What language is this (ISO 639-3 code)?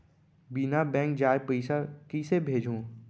hne